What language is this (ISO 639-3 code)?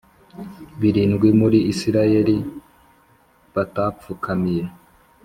kin